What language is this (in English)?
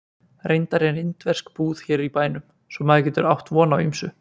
Icelandic